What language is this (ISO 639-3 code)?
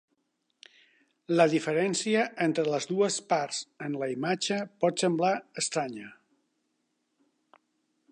cat